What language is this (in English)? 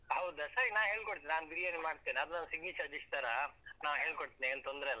Kannada